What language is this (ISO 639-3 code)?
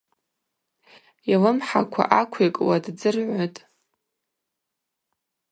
abq